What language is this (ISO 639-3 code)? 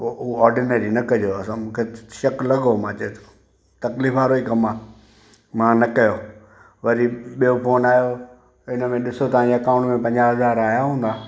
snd